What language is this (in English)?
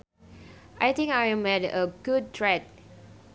Sundanese